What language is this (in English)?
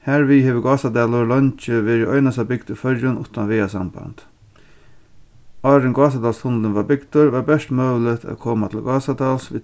Faroese